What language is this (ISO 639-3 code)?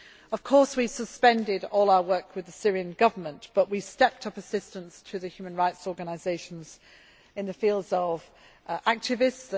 eng